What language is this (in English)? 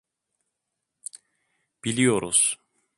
Turkish